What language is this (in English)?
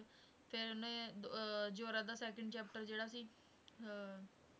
Punjabi